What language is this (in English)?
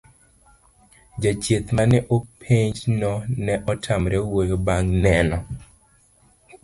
Luo (Kenya and Tanzania)